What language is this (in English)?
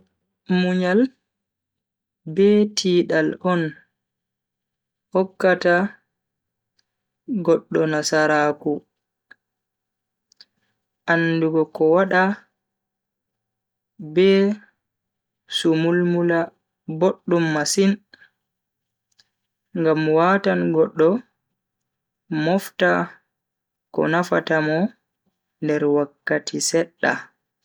Bagirmi Fulfulde